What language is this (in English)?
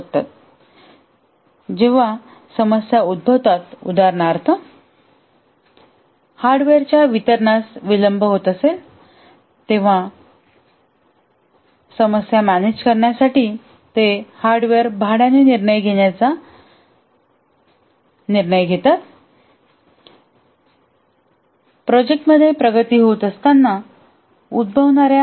Marathi